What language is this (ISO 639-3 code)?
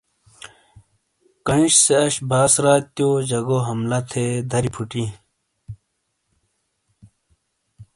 scl